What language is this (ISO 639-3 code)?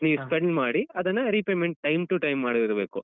kan